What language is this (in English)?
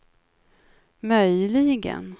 Swedish